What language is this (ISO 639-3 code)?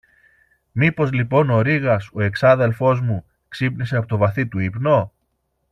ell